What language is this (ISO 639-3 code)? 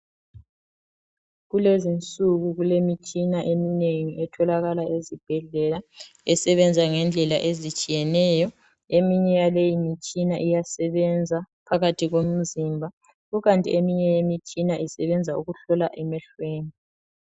nde